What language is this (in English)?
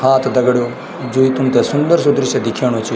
Garhwali